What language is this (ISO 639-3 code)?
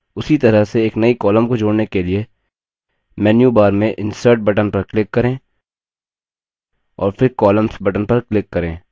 hin